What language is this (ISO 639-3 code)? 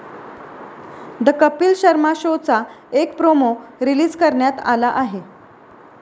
mar